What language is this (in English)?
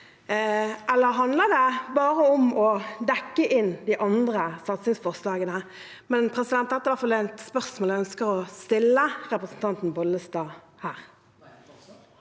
Norwegian